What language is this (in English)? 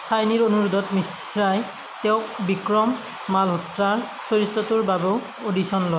Assamese